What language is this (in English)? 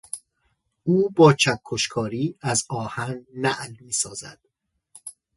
Persian